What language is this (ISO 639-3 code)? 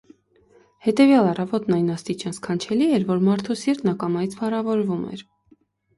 hye